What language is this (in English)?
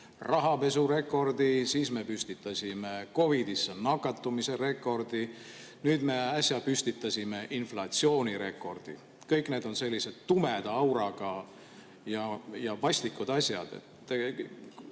Estonian